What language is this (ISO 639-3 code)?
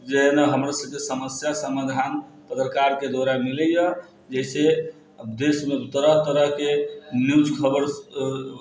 mai